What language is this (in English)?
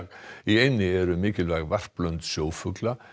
Icelandic